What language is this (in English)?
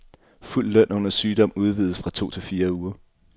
Danish